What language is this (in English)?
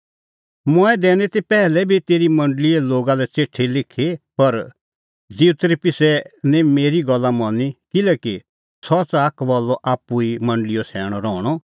Kullu Pahari